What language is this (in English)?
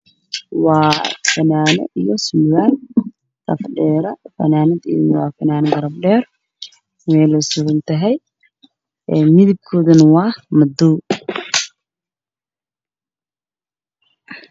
Somali